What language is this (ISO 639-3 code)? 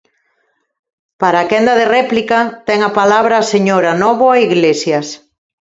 glg